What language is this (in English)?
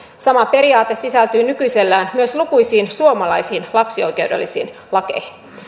Finnish